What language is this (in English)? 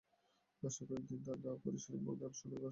Bangla